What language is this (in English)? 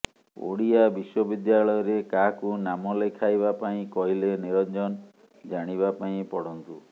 Odia